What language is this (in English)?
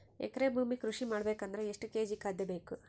Kannada